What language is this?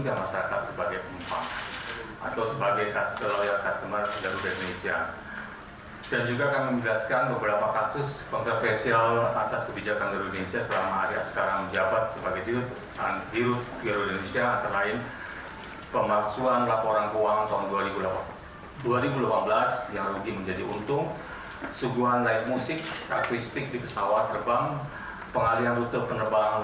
Indonesian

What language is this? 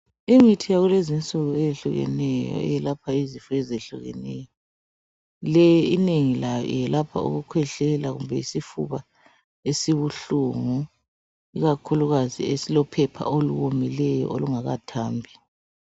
North Ndebele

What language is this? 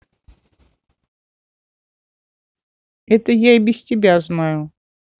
Russian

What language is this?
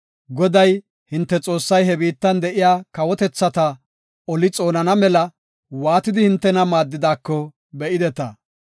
Gofa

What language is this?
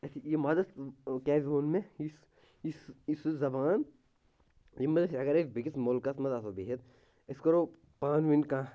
Kashmiri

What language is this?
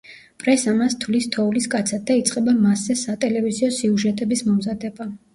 Georgian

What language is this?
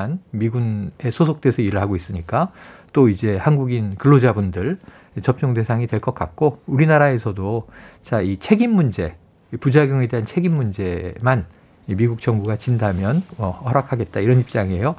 Korean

